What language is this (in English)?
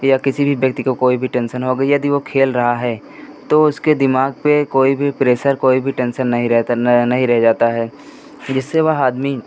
Hindi